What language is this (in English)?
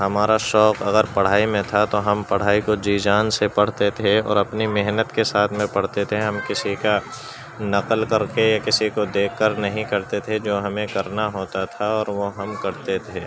Urdu